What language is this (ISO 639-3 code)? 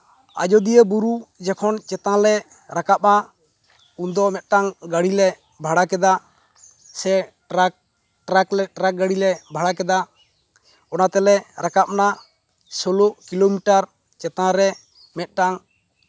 sat